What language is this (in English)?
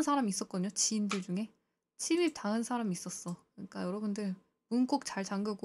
Korean